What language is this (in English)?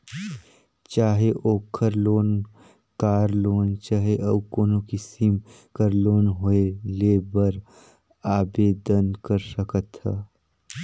Chhattisgarhi